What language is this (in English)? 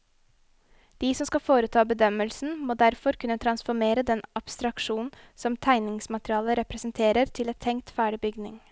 Norwegian